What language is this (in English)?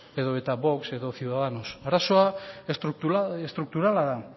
Basque